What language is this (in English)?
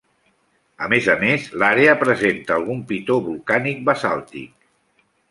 Catalan